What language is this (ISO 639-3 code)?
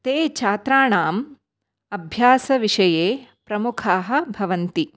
san